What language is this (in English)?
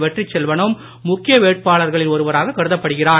Tamil